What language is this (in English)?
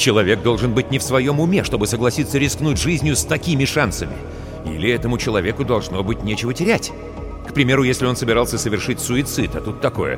Russian